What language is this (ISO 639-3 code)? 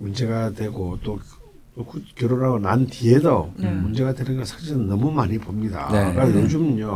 kor